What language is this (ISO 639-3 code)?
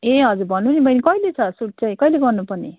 nep